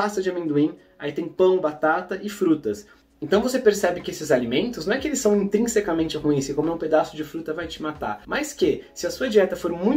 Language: Portuguese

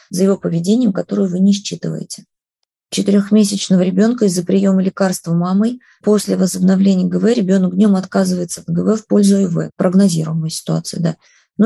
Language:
Russian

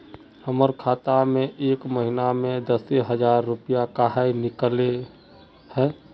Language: Magahi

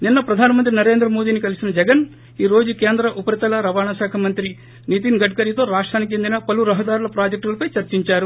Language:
Telugu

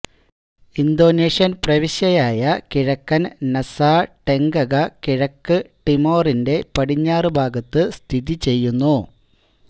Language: Malayalam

